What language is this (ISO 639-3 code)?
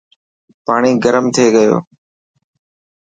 mki